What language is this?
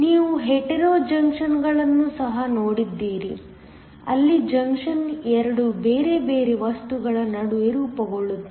Kannada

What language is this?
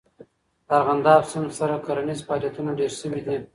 Pashto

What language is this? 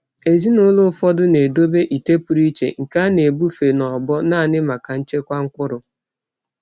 Igbo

